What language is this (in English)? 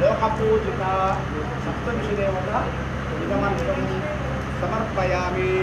Hindi